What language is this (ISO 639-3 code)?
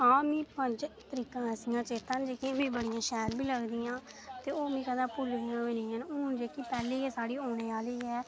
doi